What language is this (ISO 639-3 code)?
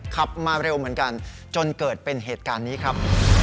tha